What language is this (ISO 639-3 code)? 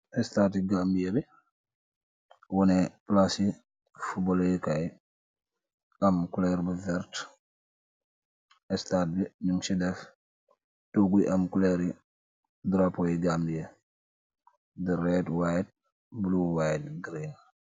wol